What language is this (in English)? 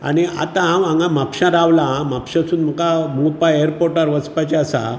Konkani